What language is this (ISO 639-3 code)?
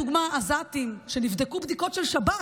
heb